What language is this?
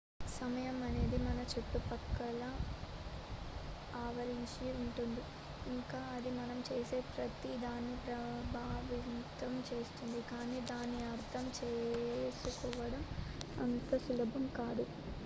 Telugu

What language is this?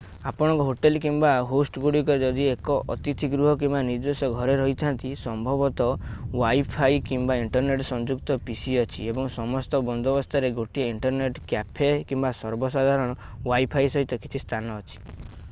Odia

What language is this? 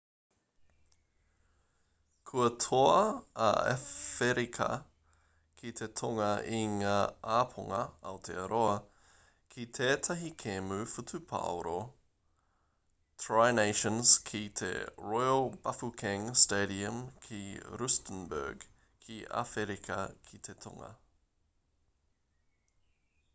Māori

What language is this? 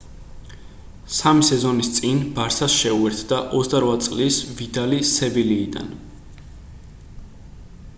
Georgian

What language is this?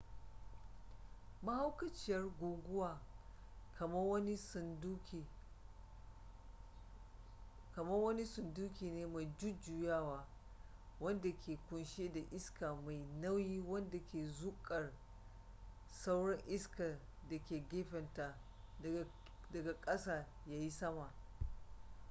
Hausa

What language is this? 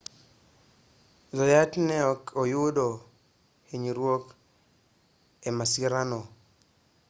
Luo (Kenya and Tanzania)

